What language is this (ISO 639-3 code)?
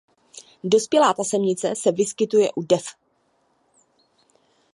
ces